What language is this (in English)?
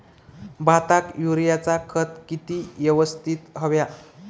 Marathi